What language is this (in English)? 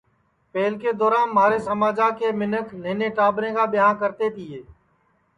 Sansi